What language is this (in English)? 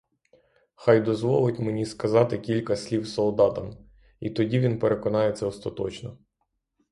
Ukrainian